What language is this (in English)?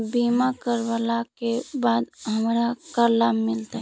Magahi